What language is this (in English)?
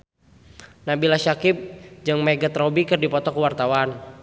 Sundanese